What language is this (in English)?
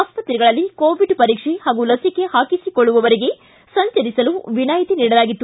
Kannada